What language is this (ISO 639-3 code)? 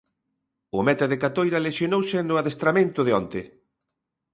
glg